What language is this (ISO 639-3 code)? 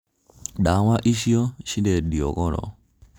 kik